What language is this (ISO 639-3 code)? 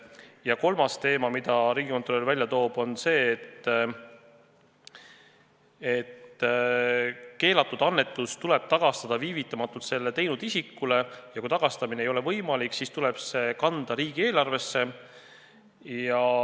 est